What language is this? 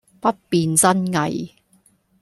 Cantonese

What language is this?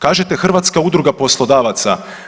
Croatian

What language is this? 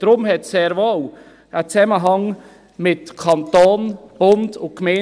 Swiss German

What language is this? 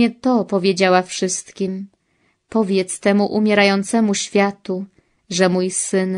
Polish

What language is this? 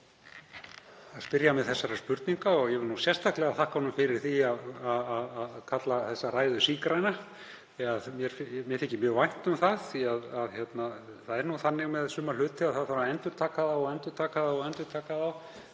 Icelandic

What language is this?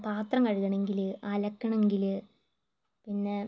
Malayalam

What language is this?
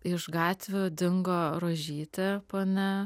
Lithuanian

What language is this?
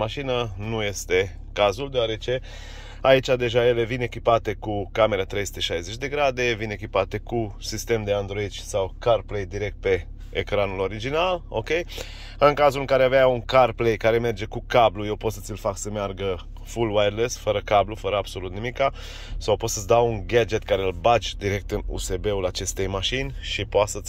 Romanian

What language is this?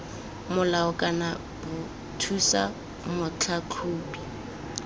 Tswana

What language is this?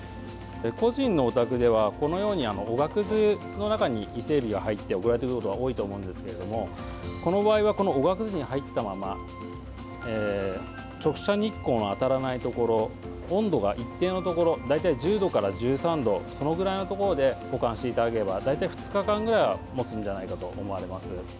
Japanese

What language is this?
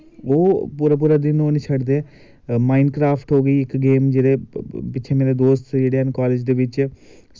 Dogri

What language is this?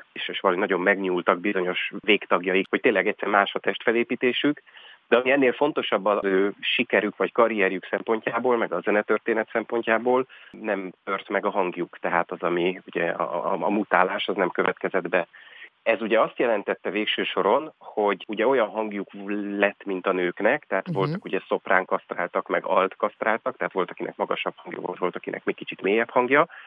Hungarian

